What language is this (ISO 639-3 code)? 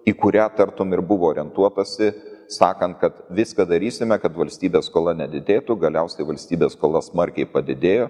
lit